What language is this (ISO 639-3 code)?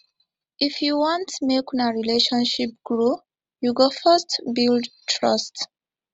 pcm